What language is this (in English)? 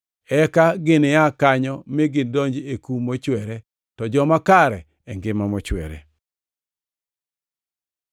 Luo (Kenya and Tanzania)